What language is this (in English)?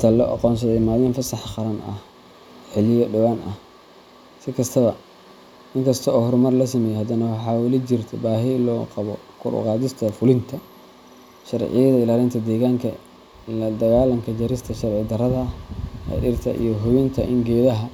Somali